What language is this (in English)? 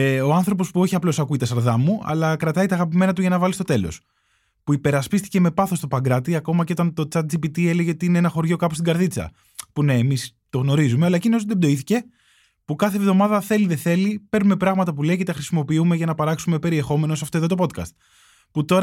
Greek